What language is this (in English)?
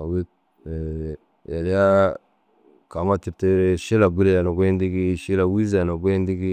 Dazaga